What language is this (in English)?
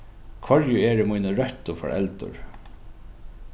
Faroese